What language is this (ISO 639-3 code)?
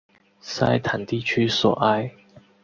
zho